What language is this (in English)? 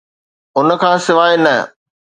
Sindhi